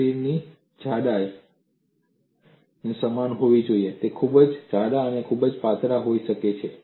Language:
Gujarati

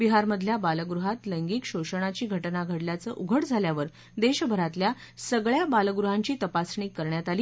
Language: Marathi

